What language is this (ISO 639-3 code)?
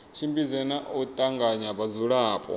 ven